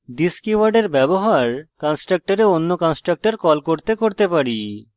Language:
Bangla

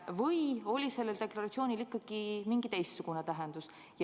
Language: Estonian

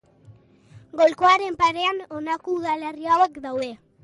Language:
Basque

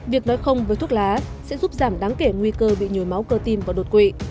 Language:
Vietnamese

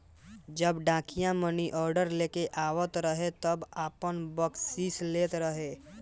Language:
Bhojpuri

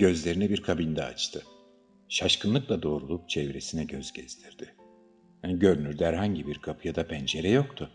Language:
Turkish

